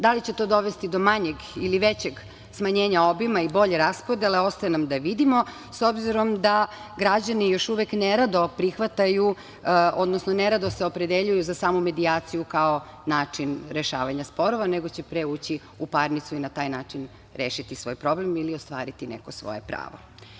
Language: Serbian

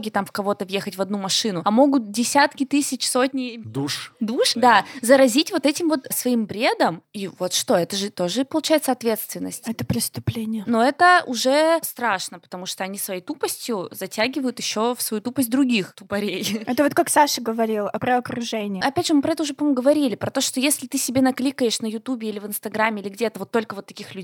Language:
Russian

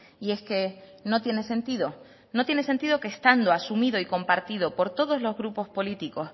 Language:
Spanish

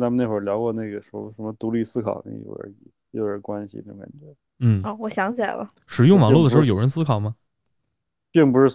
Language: Chinese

